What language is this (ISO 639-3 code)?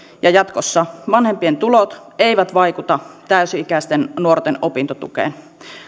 fin